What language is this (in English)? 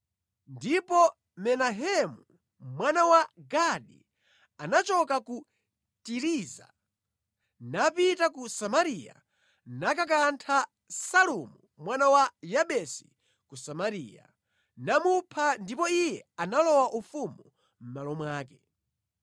Nyanja